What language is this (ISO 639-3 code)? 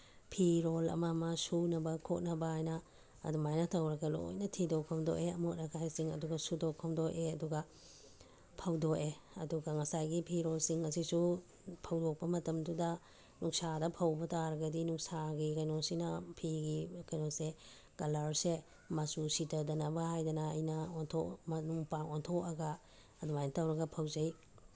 mni